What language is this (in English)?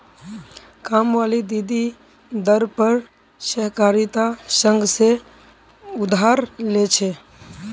Magahi